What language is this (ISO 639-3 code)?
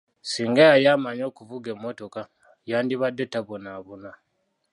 lug